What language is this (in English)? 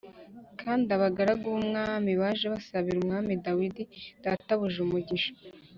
Kinyarwanda